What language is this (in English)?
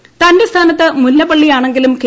Malayalam